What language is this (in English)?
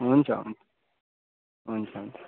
Nepali